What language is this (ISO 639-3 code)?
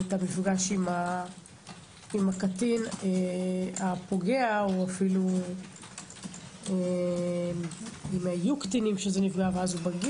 heb